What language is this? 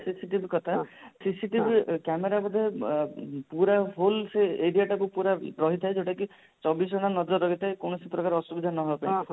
Odia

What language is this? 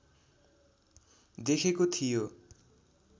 Nepali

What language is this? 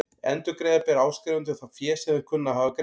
Icelandic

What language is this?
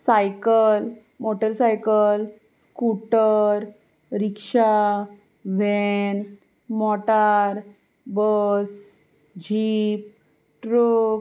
Konkani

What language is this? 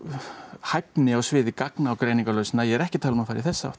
Icelandic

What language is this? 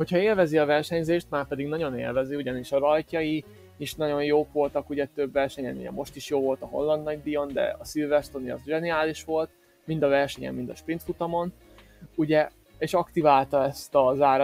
Hungarian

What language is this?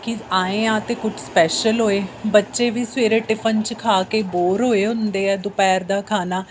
Punjabi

